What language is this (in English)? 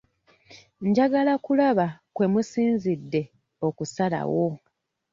Ganda